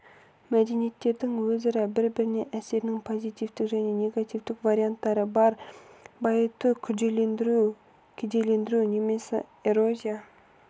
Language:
Kazakh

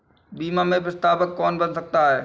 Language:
Hindi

